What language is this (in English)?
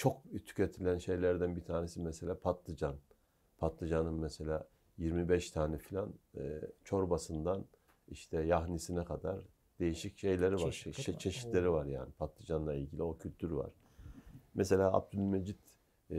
Turkish